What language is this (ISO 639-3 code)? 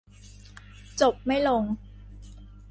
tha